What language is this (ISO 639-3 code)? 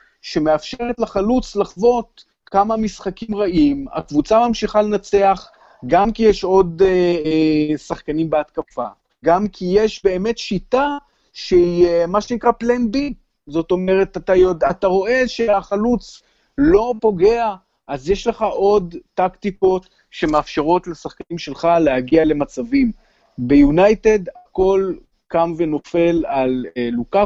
heb